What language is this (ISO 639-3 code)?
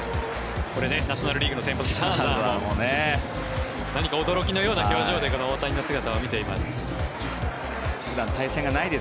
jpn